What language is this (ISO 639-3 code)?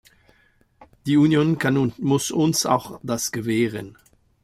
deu